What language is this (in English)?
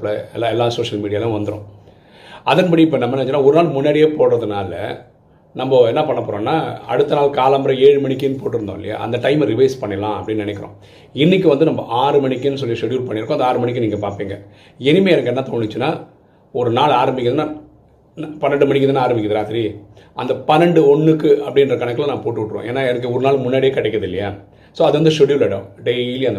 Tamil